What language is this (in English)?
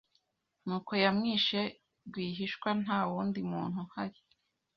Kinyarwanda